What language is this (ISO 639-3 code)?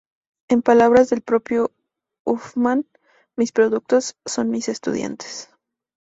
spa